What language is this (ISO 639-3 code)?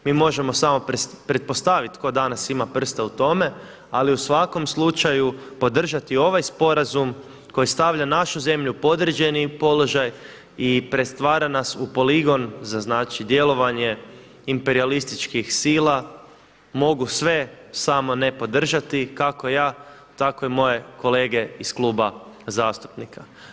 hrv